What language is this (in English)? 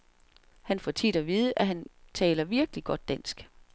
Danish